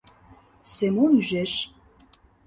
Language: Mari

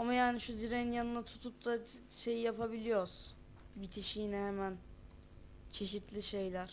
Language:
Turkish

